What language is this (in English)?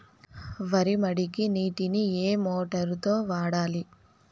Telugu